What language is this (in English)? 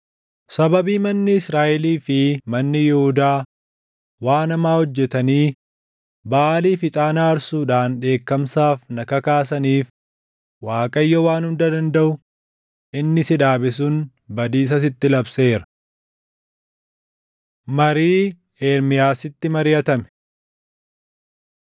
Oromo